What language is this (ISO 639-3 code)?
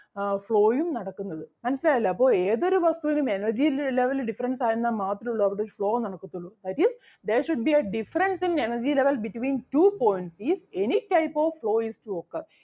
mal